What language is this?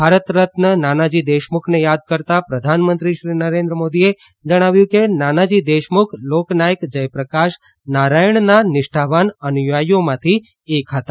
Gujarati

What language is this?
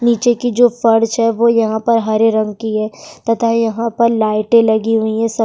Hindi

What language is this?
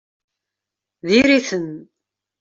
Kabyle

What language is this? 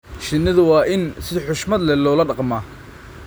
Somali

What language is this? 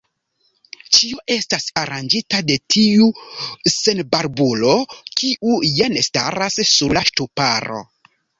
Esperanto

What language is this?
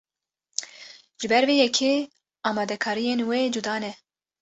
Kurdish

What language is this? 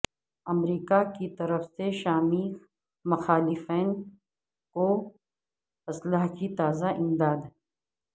Urdu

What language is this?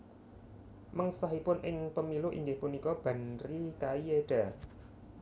Javanese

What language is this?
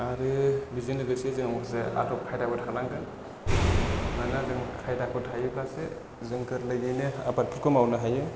Bodo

